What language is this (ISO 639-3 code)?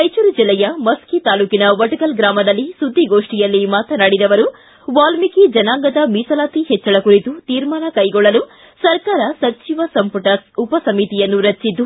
kan